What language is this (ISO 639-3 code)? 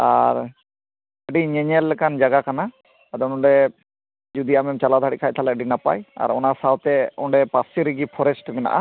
sat